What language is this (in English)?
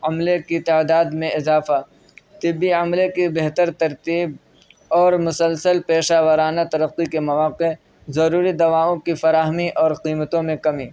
Urdu